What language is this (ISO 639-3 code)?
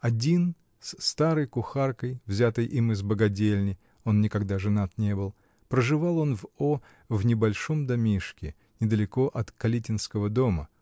rus